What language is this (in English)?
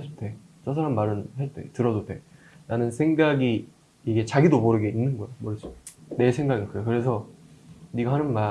Korean